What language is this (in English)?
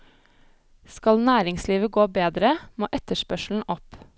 Norwegian